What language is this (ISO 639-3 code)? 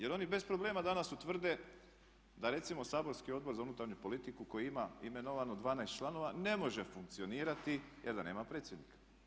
hrv